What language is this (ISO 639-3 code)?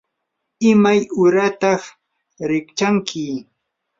qur